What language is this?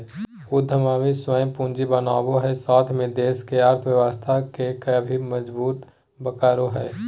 Magahi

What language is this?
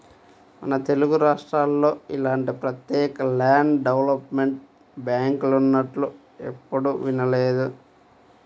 Telugu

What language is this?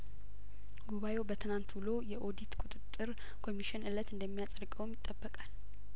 Amharic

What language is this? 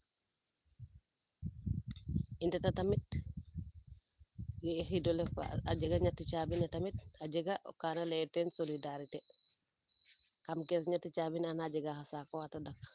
Serer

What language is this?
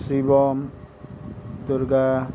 Nepali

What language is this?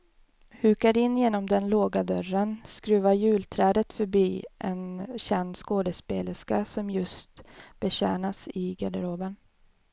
Swedish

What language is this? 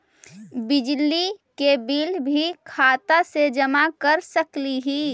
Magahi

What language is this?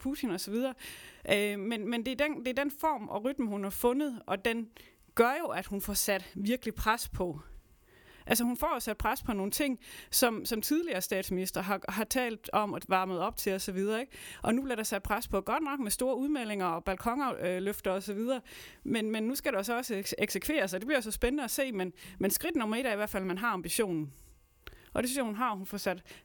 Danish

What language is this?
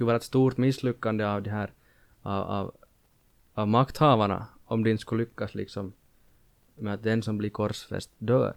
Swedish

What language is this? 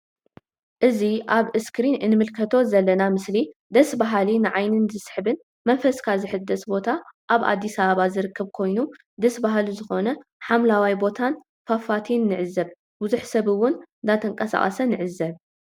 Tigrinya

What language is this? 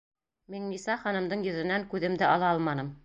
Bashkir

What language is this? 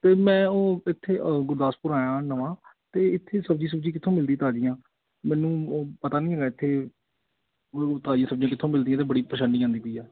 Punjabi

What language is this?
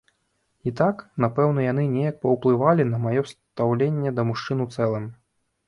Belarusian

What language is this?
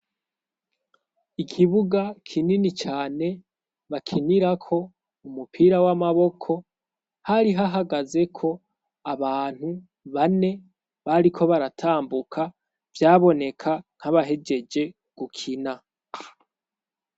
Rundi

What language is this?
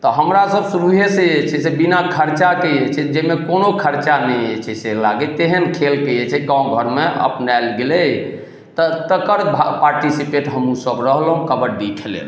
Maithili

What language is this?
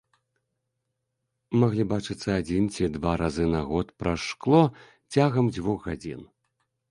Belarusian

